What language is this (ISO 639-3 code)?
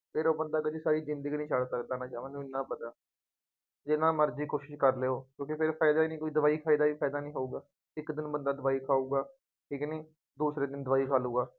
pan